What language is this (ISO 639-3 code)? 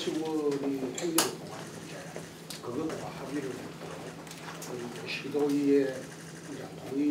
kor